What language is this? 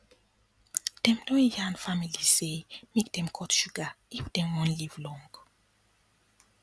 Nigerian Pidgin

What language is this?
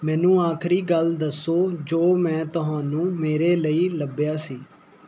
Punjabi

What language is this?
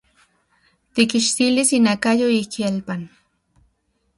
Central Puebla Nahuatl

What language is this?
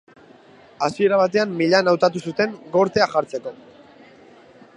Basque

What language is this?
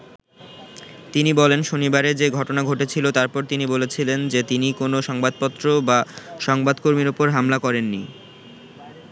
Bangla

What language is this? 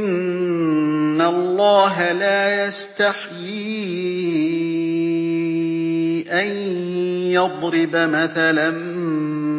Arabic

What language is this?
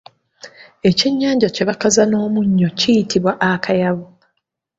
Ganda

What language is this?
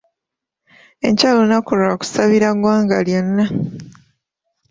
Ganda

